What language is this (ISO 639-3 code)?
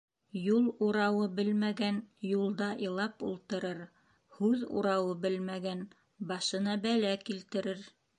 bak